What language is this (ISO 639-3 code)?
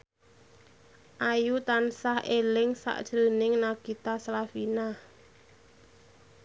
jav